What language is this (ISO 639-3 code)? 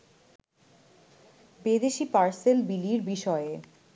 ben